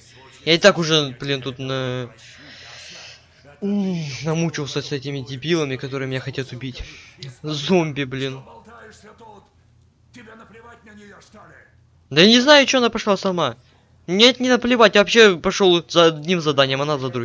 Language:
Russian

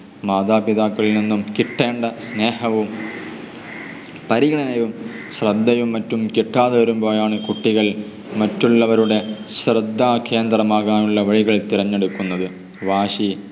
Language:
Malayalam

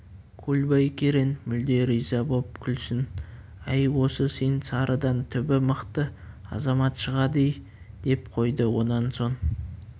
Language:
Kazakh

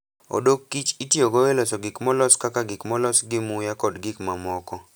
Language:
Luo (Kenya and Tanzania)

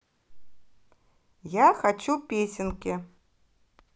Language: Russian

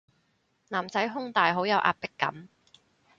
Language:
Cantonese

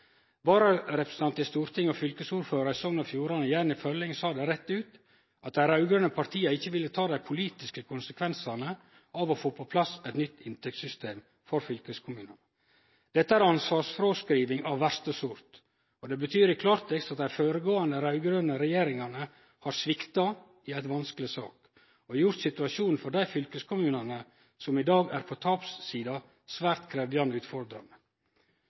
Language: Norwegian Nynorsk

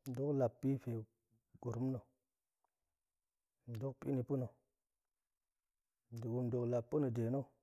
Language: Goemai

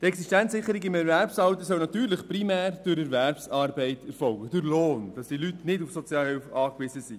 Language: Swiss German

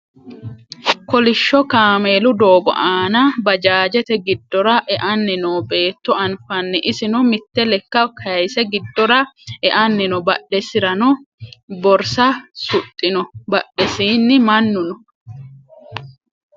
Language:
Sidamo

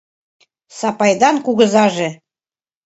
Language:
Mari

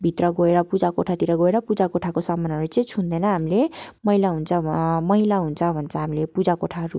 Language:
Nepali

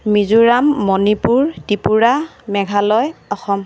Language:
Assamese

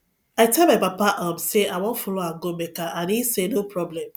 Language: Nigerian Pidgin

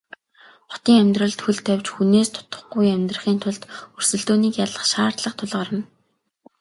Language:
Mongolian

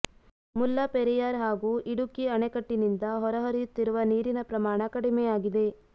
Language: Kannada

